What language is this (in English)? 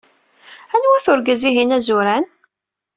Kabyle